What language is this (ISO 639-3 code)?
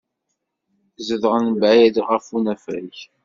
kab